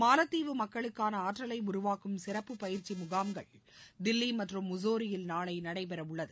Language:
Tamil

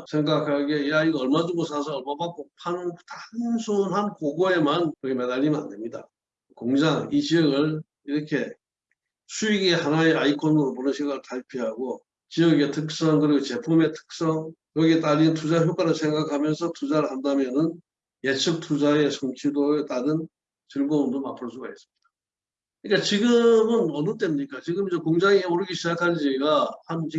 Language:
Korean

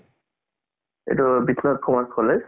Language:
Assamese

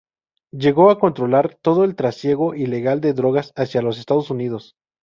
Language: Spanish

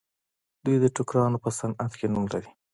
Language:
Pashto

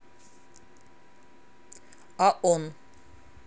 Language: Russian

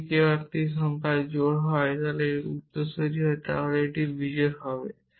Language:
Bangla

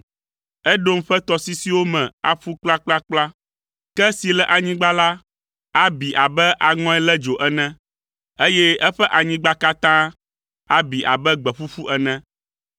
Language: Ewe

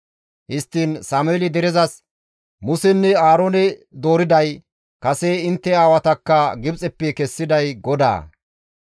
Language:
Gamo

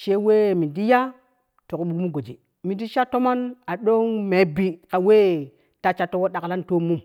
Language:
Kushi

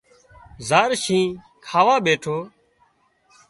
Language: Wadiyara Koli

